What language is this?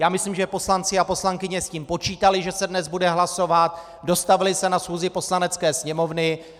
Czech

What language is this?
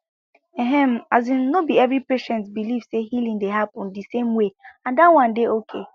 Nigerian Pidgin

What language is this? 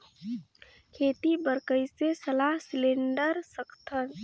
Chhattisgarhi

